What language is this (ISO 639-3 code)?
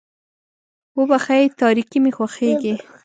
pus